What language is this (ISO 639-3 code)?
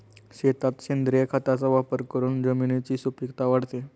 mar